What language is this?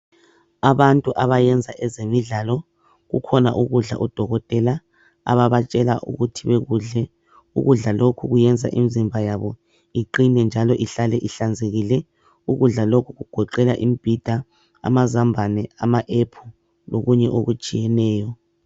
North Ndebele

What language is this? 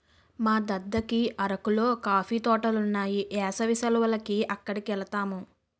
Telugu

